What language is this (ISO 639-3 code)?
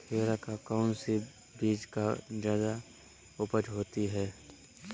mag